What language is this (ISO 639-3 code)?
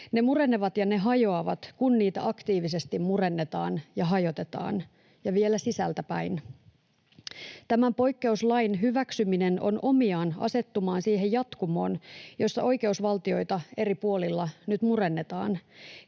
fin